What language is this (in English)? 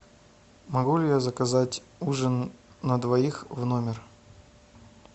Russian